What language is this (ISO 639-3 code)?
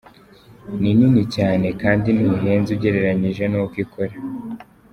kin